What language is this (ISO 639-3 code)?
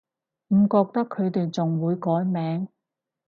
yue